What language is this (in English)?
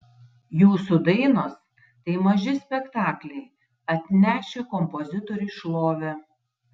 Lithuanian